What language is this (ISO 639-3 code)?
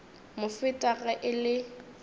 nso